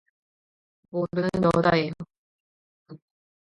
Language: Korean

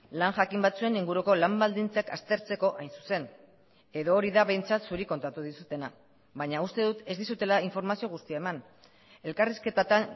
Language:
Basque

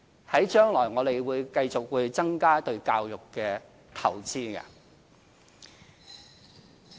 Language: Cantonese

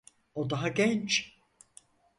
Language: Turkish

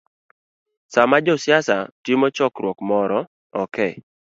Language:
Luo (Kenya and Tanzania)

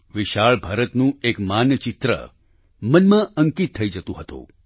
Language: Gujarati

